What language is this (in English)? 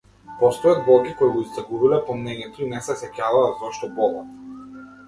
Macedonian